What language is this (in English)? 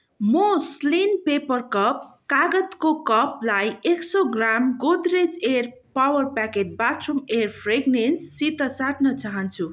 Nepali